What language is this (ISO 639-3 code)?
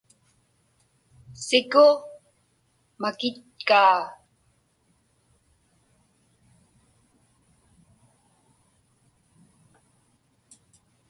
ipk